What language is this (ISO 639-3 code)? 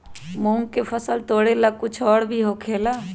mag